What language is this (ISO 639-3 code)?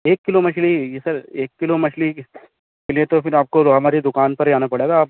urd